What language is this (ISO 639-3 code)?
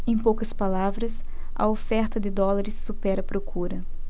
por